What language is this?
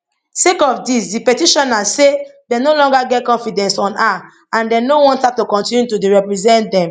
Nigerian Pidgin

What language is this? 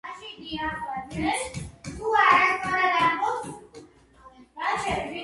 Georgian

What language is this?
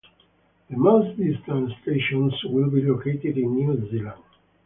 English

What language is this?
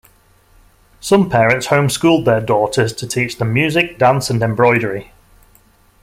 English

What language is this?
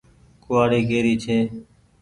Goaria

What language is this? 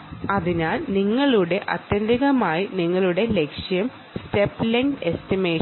Malayalam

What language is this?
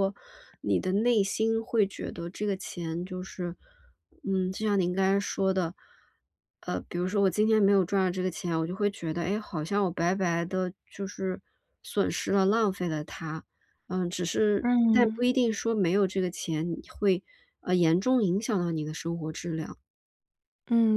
Chinese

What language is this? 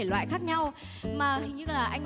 Vietnamese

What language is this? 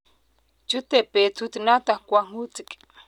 Kalenjin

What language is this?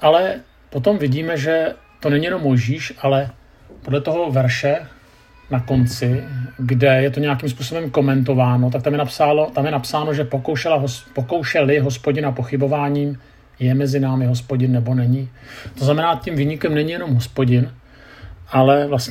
Czech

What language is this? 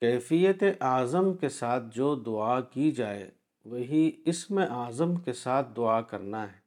Urdu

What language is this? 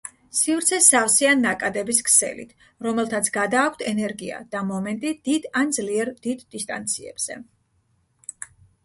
Georgian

